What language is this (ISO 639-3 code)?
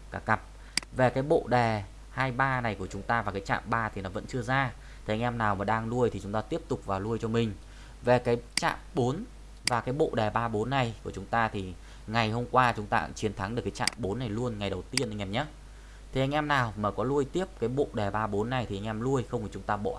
vie